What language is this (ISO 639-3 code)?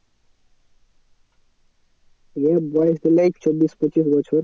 ben